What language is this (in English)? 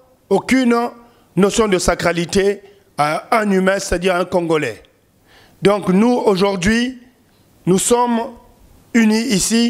French